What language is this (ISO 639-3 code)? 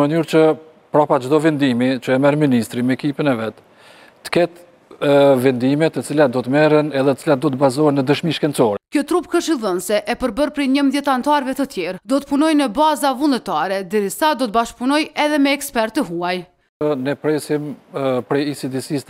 ron